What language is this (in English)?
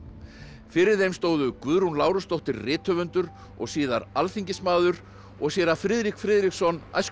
Icelandic